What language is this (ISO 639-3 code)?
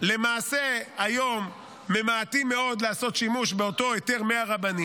heb